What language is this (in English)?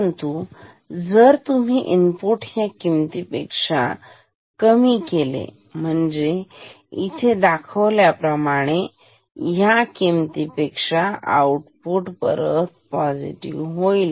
Marathi